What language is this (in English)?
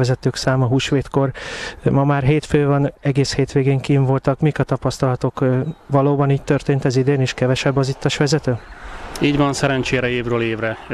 Hungarian